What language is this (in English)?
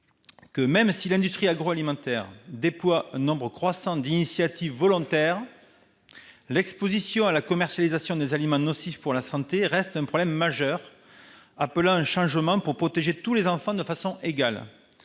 French